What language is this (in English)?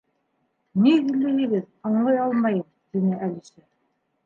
Bashkir